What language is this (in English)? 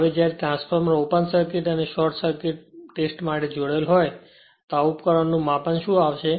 Gujarati